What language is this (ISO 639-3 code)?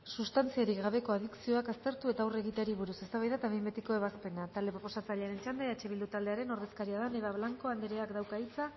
eus